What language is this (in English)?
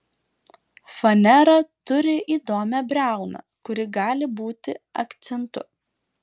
Lithuanian